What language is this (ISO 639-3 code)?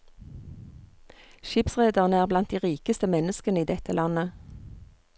nor